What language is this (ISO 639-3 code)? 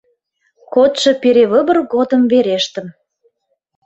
chm